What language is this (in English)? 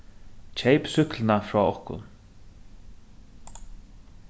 Faroese